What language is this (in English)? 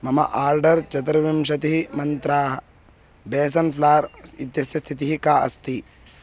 Sanskrit